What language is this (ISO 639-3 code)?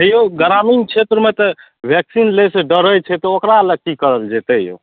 mai